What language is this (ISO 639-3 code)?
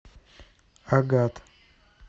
rus